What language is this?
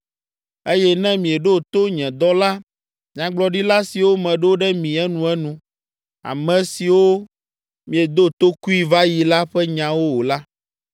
Ewe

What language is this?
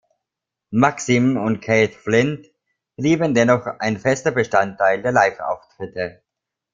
German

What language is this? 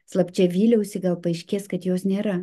Lithuanian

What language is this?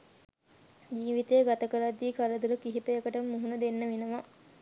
Sinhala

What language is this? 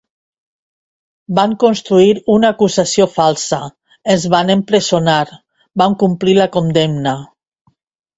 Catalan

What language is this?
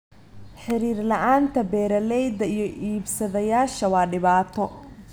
Somali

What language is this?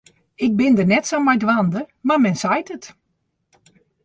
Western Frisian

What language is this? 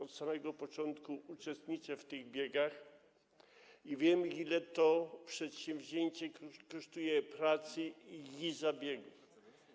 Polish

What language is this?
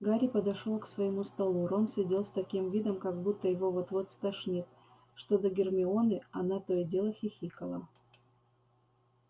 Russian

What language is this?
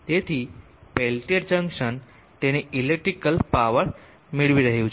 Gujarati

